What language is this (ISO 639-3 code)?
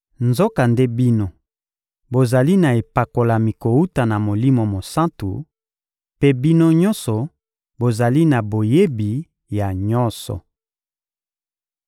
lin